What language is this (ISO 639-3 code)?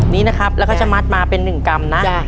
tha